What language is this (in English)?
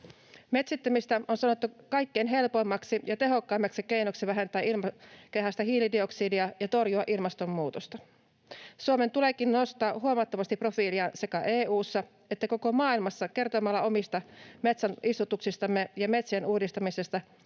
Finnish